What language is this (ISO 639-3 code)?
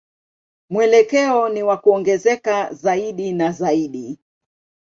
swa